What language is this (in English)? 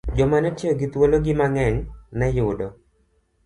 Luo (Kenya and Tanzania)